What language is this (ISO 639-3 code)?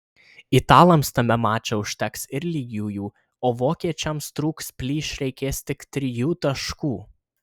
lit